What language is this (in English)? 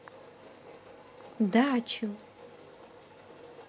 Russian